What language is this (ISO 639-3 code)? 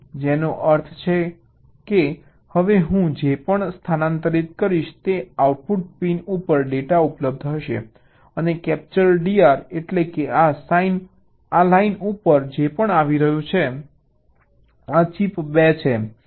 guj